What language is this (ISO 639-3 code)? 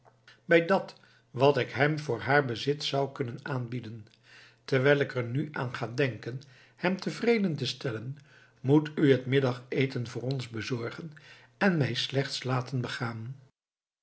nld